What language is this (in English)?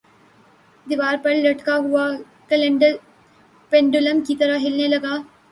Urdu